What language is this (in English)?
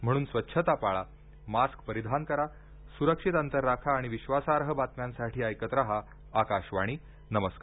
Marathi